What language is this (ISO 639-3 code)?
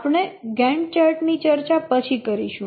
guj